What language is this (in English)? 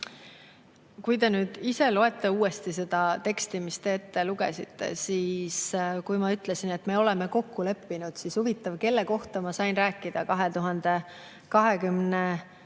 Estonian